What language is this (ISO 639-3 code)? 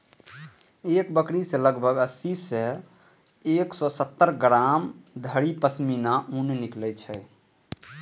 mai